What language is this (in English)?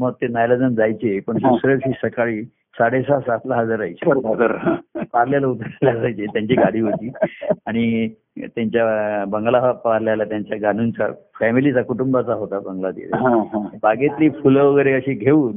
Marathi